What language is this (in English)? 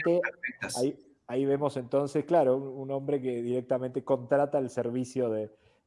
Spanish